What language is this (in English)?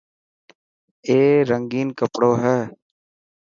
Dhatki